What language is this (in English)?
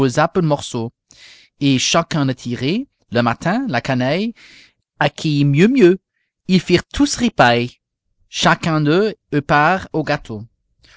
French